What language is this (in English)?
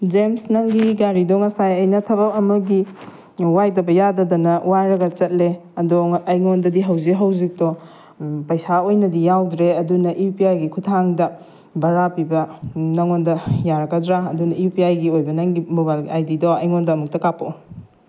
Manipuri